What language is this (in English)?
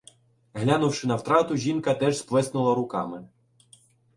Ukrainian